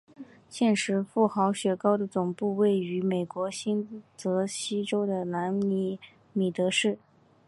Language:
Chinese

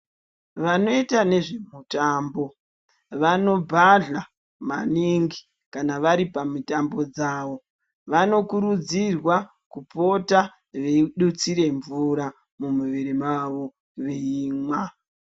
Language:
Ndau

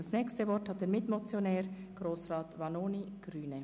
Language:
Swiss German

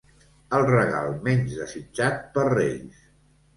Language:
Catalan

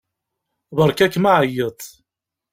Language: Kabyle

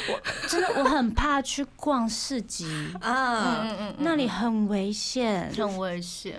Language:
Chinese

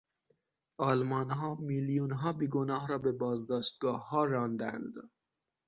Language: Persian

